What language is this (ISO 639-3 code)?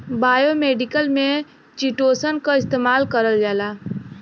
bho